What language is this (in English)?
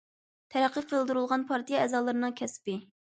Uyghur